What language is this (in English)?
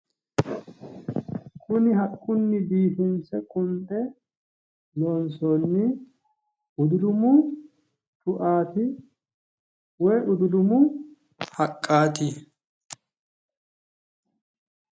Sidamo